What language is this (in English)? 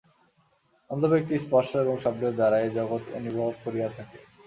Bangla